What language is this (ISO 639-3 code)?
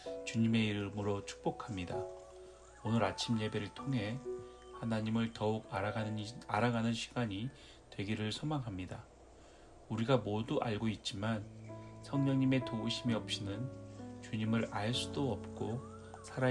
kor